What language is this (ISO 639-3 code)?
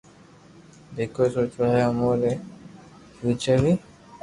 lrk